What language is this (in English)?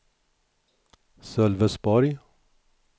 Swedish